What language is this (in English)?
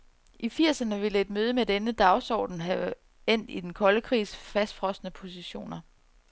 Danish